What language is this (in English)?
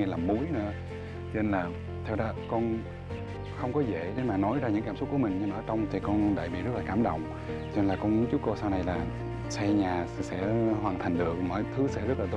Vietnamese